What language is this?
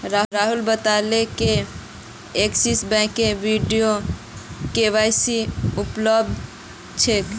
Magahi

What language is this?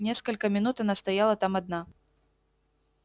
Russian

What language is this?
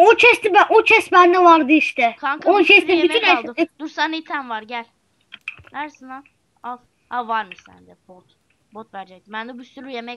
Turkish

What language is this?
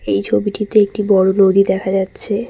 Bangla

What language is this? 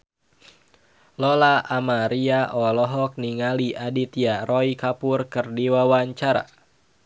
Sundanese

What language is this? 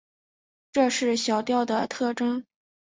Chinese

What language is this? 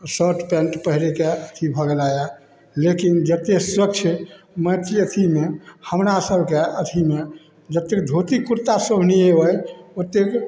Maithili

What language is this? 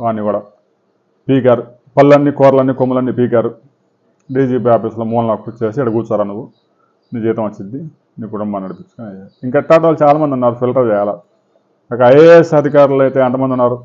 Telugu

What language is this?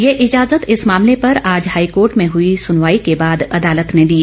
Hindi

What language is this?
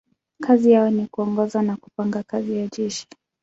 Swahili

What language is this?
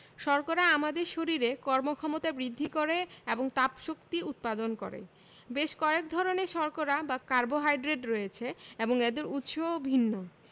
Bangla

